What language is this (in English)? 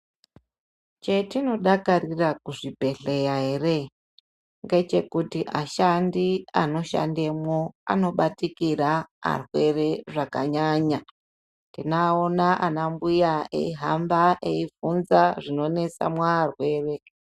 Ndau